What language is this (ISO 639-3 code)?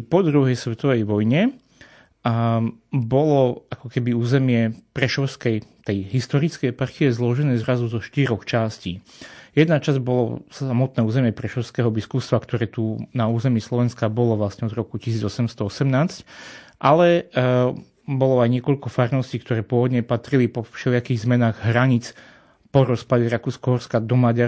slk